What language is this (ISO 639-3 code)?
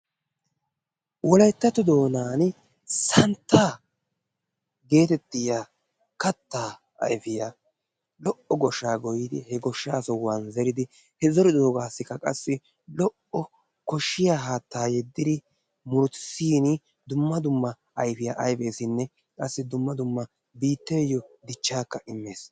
wal